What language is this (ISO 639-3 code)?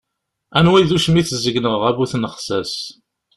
kab